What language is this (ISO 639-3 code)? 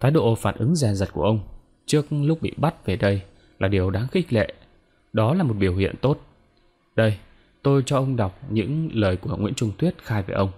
vie